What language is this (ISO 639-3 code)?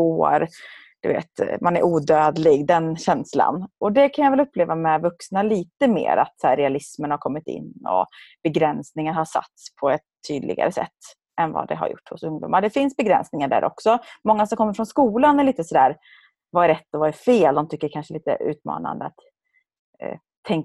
swe